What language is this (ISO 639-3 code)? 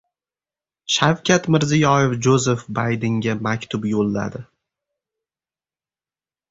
uzb